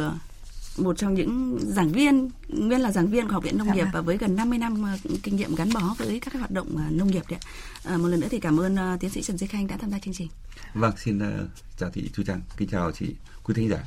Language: Vietnamese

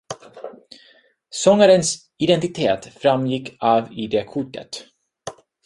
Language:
Swedish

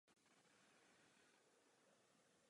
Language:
Czech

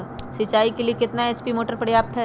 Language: Magahi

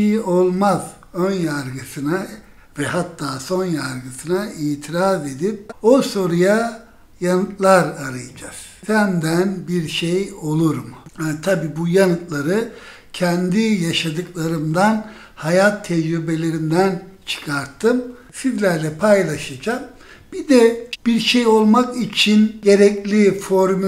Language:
Turkish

